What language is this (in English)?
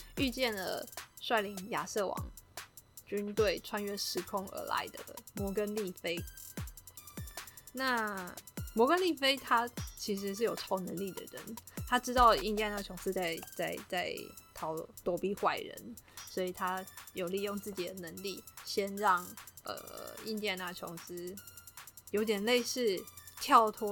Chinese